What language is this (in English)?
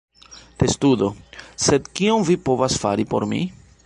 Esperanto